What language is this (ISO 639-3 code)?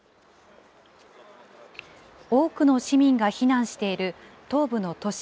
jpn